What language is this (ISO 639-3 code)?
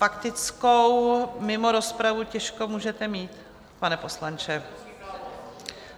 ces